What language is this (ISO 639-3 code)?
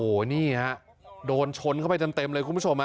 tha